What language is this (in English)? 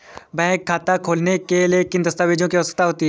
Hindi